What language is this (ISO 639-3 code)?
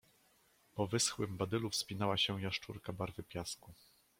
pol